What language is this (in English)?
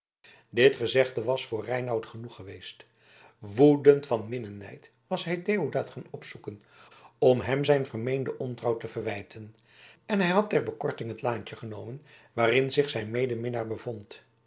Dutch